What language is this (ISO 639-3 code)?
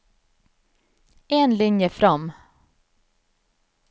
nor